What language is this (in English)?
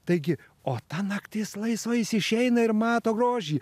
Lithuanian